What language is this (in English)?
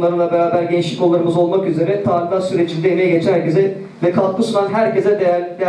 Turkish